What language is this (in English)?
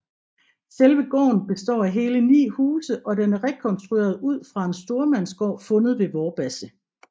Danish